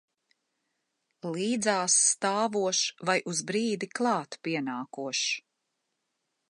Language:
Latvian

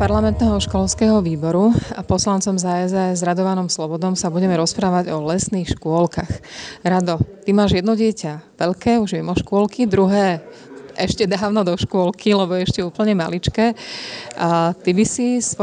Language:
Slovak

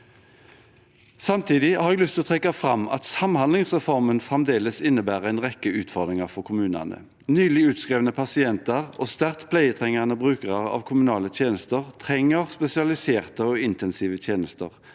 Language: Norwegian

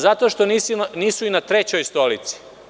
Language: Serbian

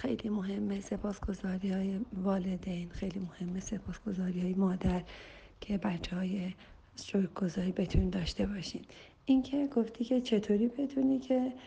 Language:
Persian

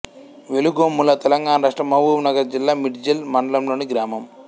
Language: Telugu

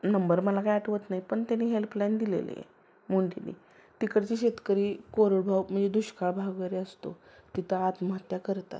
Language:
Marathi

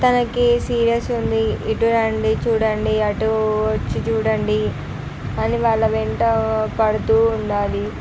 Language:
Telugu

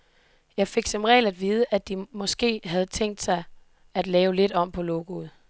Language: Danish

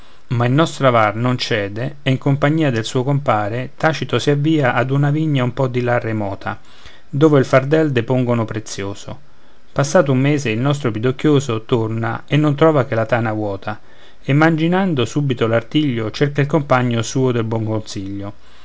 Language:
Italian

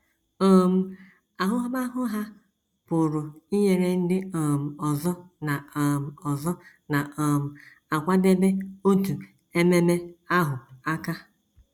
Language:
Igbo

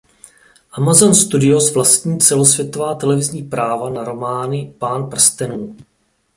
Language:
Czech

